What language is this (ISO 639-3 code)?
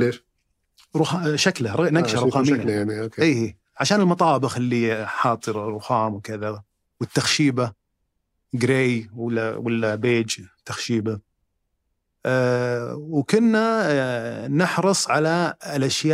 ara